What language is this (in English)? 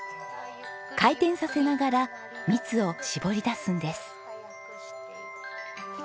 Japanese